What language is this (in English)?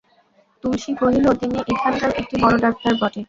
Bangla